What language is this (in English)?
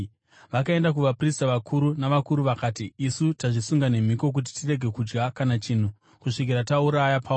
Shona